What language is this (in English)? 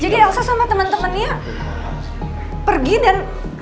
Indonesian